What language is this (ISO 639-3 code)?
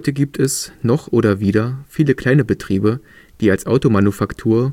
deu